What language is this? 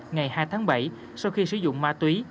Vietnamese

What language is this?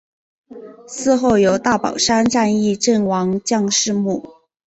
Chinese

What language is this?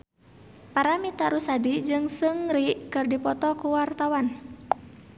Sundanese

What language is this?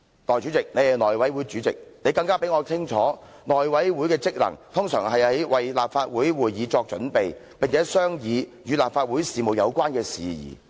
Cantonese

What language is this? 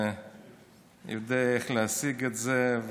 Hebrew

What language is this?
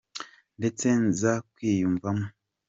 Kinyarwanda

